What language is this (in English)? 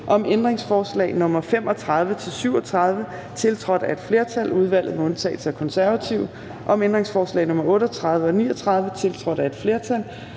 Danish